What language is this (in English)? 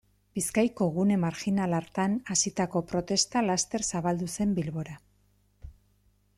Basque